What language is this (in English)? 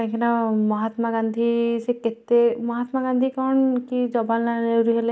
Odia